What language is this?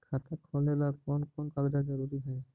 Magahi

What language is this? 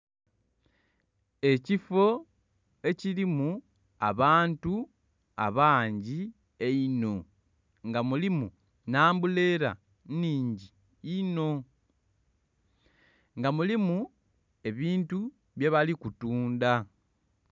Soga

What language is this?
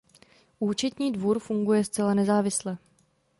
Czech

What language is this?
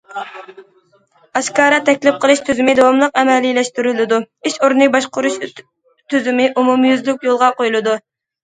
Uyghur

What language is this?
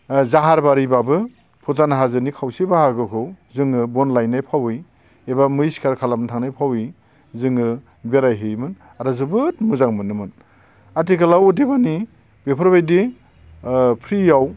Bodo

